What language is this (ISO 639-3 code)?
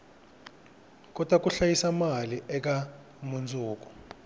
tso